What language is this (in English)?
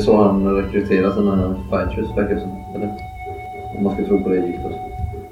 Swedish